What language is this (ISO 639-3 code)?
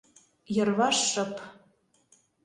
chm